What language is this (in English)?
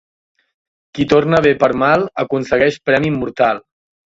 Catalan